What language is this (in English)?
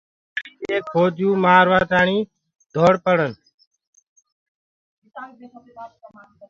Gurgula